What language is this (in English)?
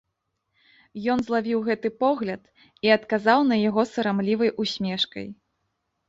Belarusian